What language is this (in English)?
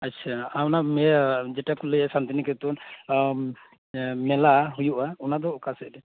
Santali